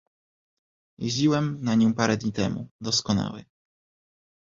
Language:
Polish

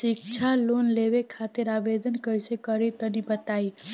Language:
Bhojpuri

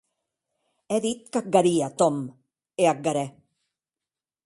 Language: Occitan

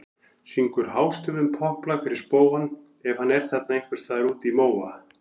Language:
Icelandic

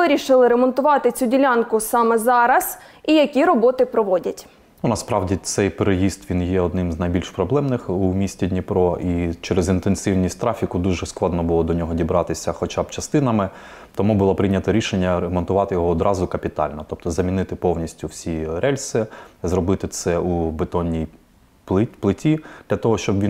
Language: Ukrainian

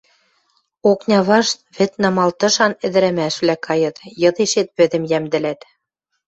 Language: Western Mari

